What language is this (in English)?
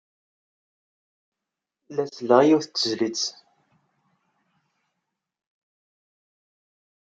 Kabyle